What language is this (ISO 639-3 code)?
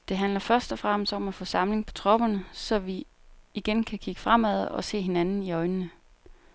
dan